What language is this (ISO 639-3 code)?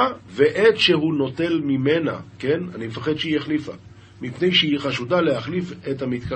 heb